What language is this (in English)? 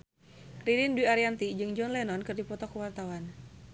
Sundanese